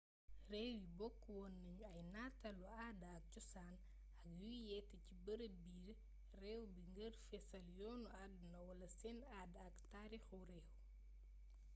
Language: Wolof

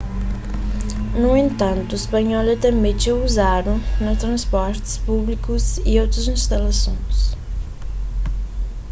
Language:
Kabuverdianu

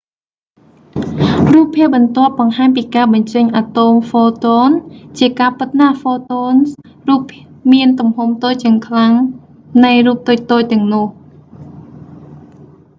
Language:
Khmer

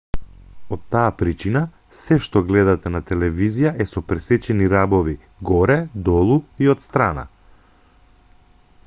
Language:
Macedonian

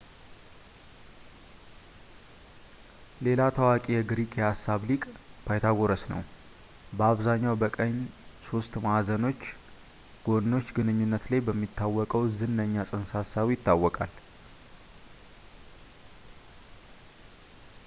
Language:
Amharic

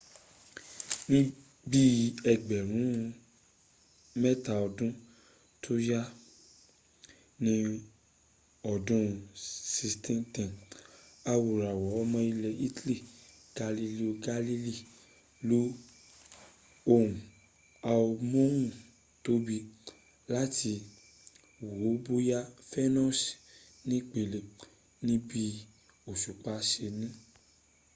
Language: Yoruba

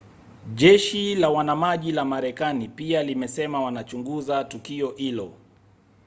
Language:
Swahili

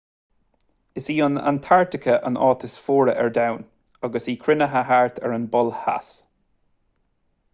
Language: Irish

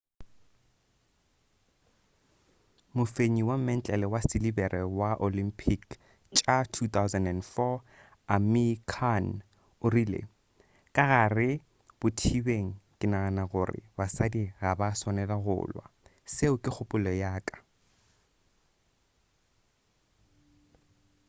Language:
Northern Sotho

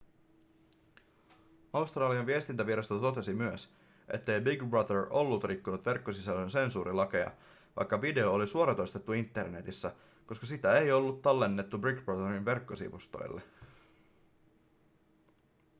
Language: Finnish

